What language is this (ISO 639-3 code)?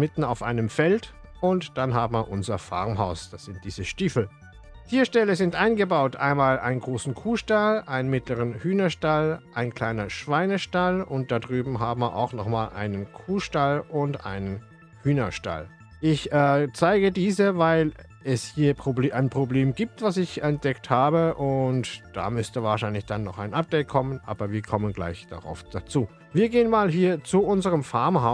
deu